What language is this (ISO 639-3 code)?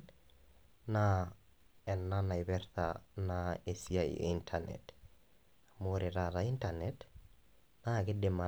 mas